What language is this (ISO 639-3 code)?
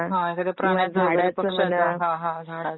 mar